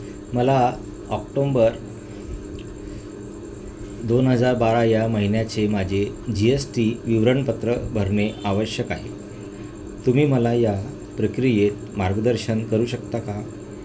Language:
Marathi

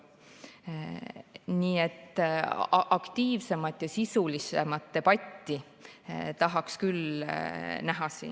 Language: Estonian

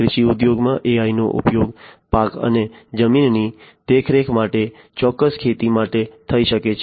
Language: Gujarati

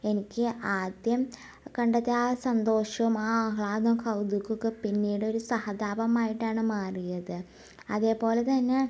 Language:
Malayalam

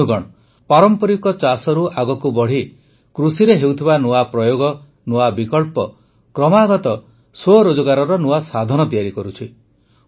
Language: Odia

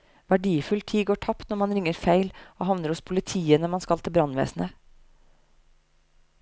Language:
Norwegian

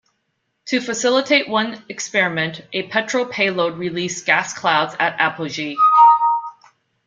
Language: English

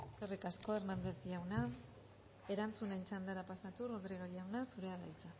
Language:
Basque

